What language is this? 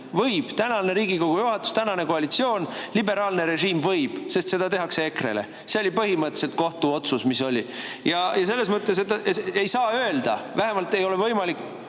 Estonian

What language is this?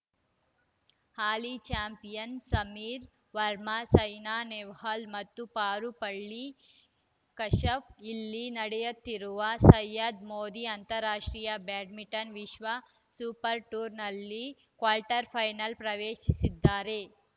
Kannada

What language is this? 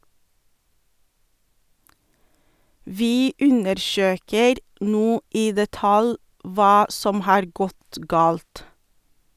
Norwegian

